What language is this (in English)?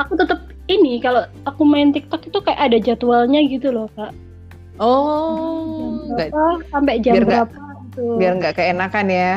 Indonesian